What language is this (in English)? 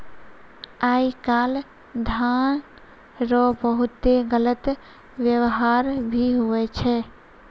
Maithili